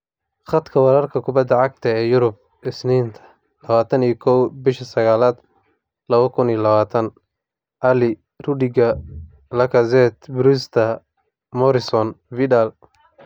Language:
Somali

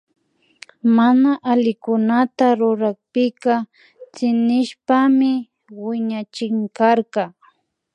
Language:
Imbabura Highland Quichua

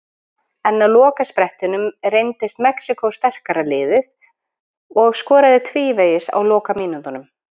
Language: Icelandic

